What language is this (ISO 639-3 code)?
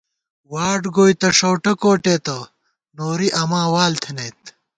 gwt